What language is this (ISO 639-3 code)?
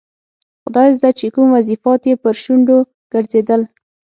pus